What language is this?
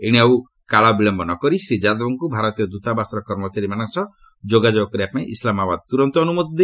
Odia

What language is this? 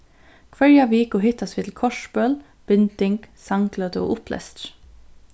Faroese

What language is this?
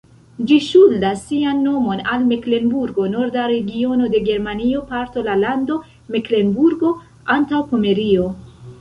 Esperanto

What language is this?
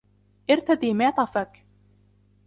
Arabic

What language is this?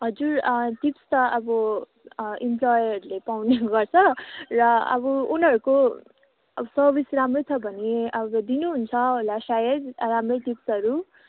Nepali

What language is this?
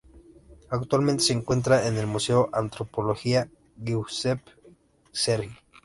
Spanish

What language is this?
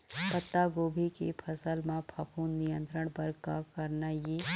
Chhattisgarhi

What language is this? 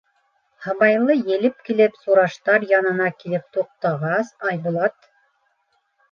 Bashkir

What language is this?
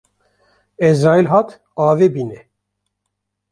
Kurdish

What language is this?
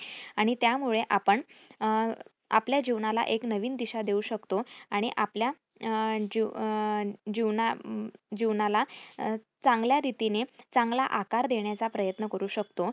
Marathi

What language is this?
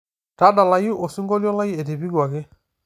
Masai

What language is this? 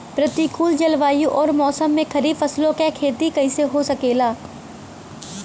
Bhojpuri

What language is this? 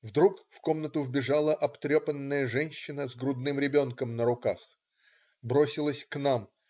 Russian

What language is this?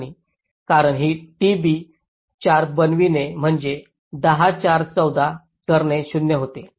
Marathi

